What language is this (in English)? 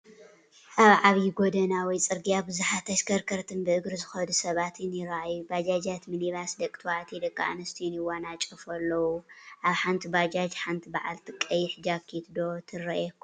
Tigrinya